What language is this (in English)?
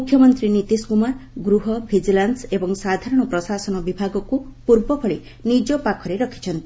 Odia